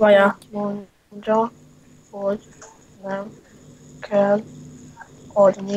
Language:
Hungarian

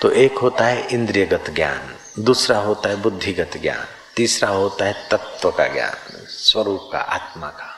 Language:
Hindi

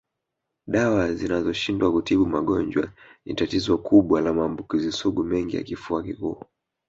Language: Swahili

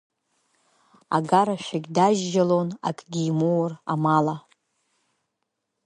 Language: Abkhazian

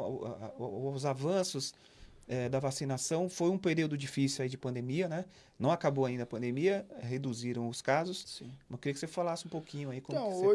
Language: Portuguese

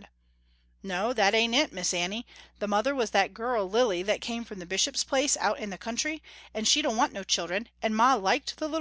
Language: English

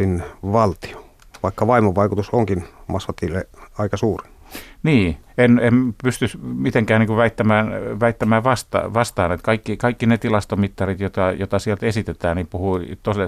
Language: Finnish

